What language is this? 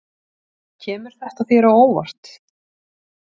Icelandic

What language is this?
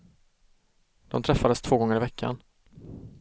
Swedish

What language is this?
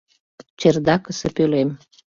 Mari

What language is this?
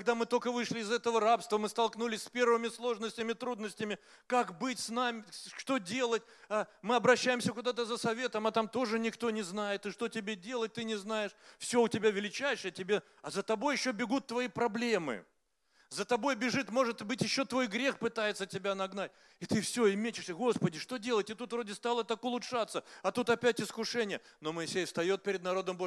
Russian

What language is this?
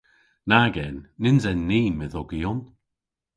Cornish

